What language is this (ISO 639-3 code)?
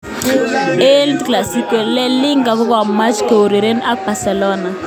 kln